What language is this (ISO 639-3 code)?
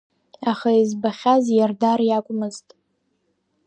abk